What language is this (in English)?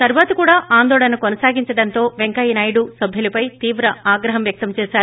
Telugu